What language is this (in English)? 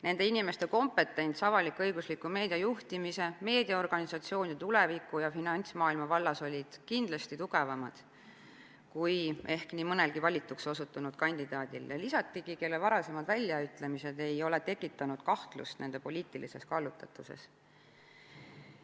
Estonian